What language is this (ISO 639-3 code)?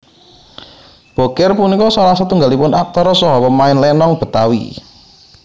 jav